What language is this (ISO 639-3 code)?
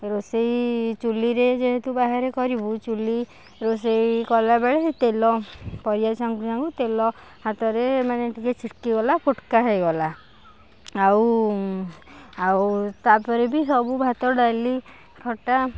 ori